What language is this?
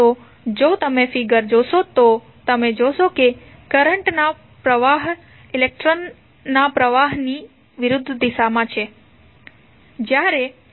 Gujarati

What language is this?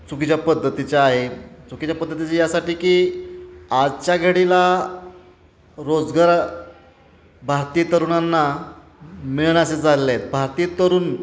Marathi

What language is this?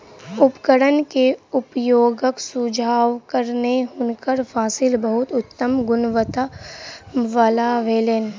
Maithili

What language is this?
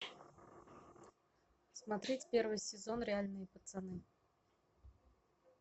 Russian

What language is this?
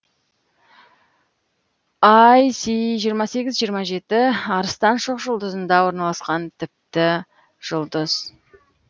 Kazakh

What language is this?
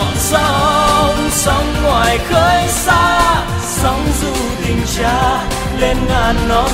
Vietnamese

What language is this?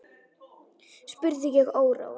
Icelandic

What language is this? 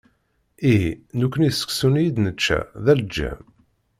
Kabyle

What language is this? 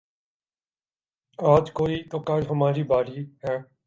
Urdu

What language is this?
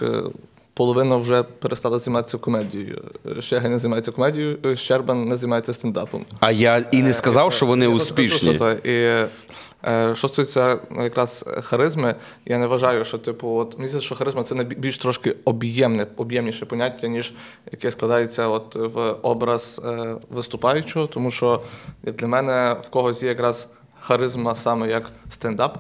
Ukrainian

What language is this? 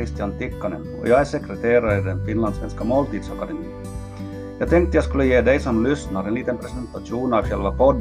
Swedish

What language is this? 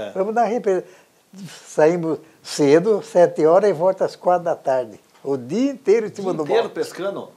Portuguese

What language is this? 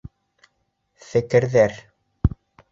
Bashkir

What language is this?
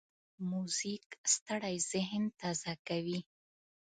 Pashto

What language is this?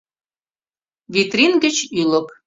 Mari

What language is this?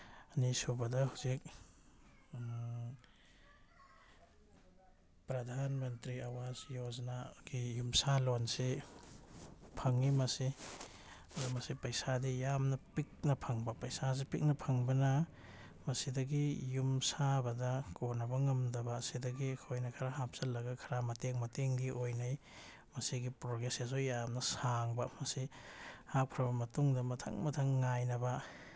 Manipuri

